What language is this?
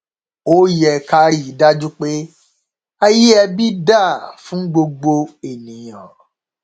Yoruba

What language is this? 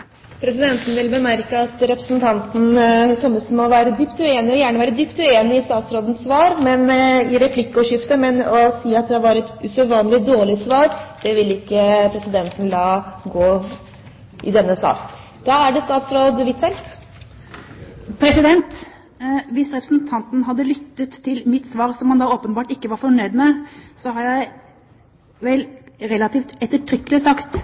Norwegian Bokmål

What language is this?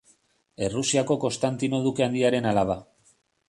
Basque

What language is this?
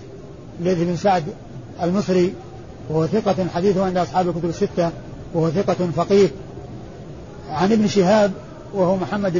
Arabic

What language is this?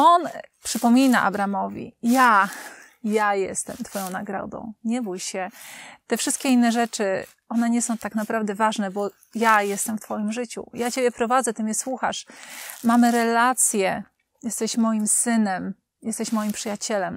Polish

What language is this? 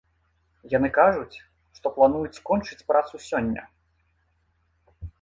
Belarusian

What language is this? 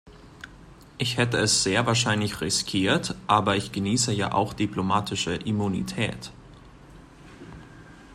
German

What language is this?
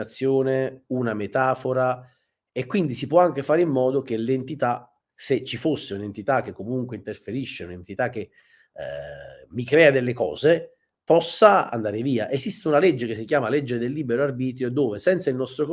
Italian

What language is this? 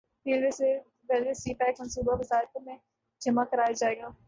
Urdu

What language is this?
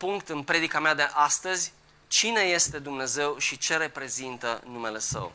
Romanian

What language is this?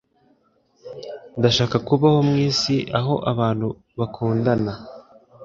Kinyarwanda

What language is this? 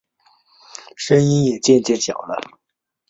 Chinese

